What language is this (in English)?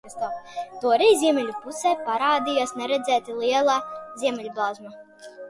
Latvian